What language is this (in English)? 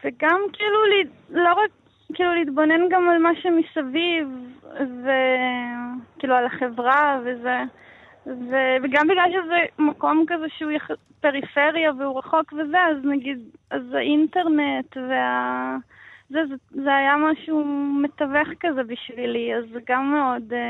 Hebrew